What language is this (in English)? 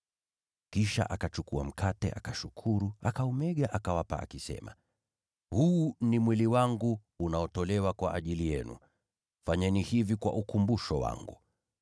Swahili